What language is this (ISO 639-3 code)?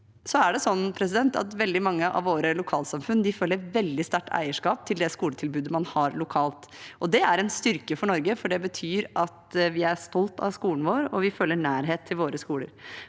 nor